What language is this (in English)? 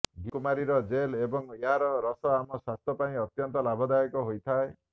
Odia